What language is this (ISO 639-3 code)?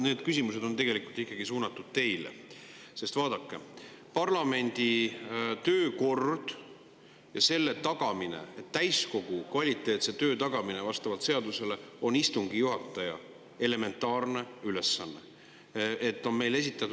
est